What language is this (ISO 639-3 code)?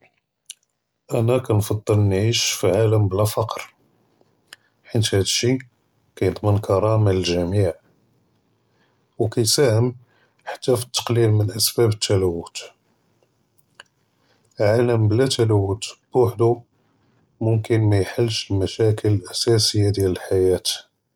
jrb